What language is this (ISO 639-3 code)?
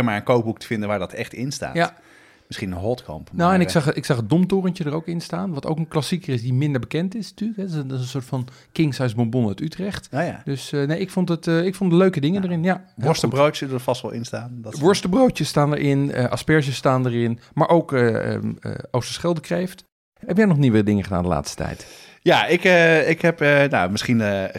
nld